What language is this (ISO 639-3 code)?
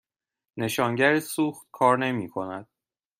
fas